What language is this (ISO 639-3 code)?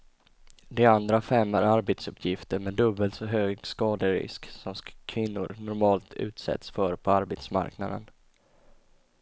swe